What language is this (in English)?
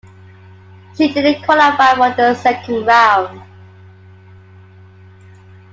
English